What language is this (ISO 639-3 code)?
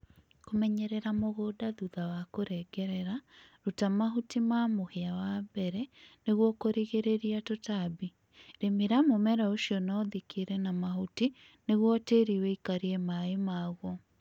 kik